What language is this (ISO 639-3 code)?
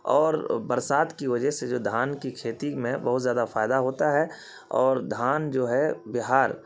urd